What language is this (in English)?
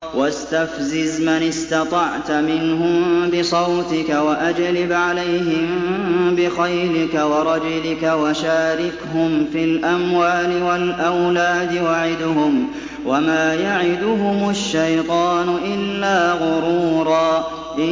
Arabic